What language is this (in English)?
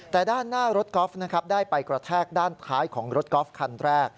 Thai